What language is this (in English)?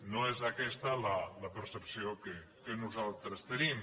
Catalan